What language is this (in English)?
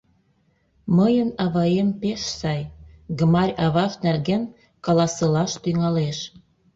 Mari